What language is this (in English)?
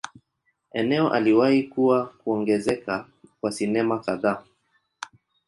Swahili